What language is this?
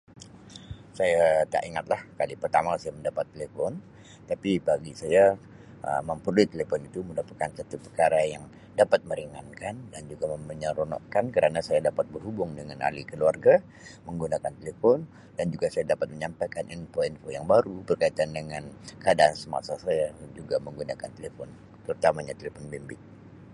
Sabah Malay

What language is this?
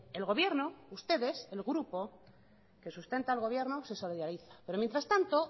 Spanish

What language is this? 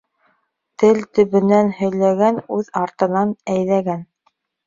Bashkir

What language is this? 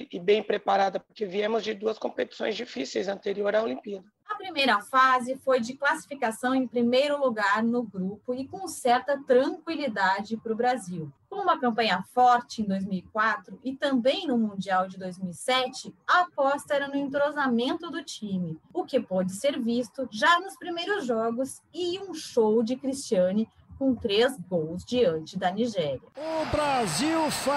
Portuguese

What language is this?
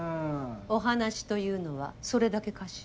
Japanese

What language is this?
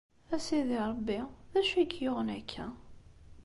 Kabyle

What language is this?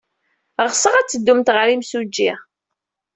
Kabyle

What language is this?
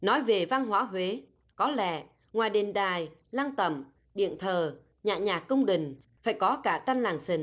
Vietnamese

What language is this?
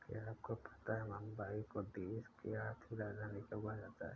Hindi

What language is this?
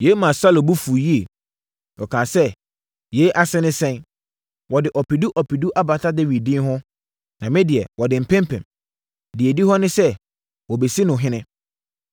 Akan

